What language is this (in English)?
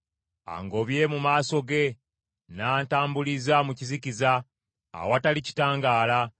Ganda